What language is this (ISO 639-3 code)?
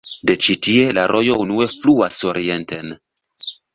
epo